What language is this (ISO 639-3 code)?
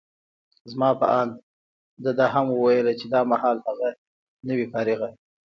pus